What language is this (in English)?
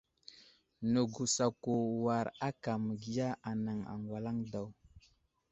Wuzlam